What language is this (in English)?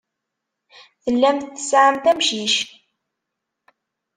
Kabyle